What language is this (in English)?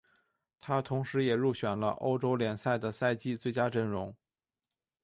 Chinese